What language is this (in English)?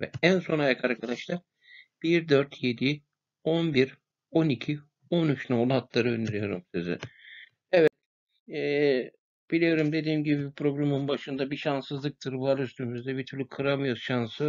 Turkish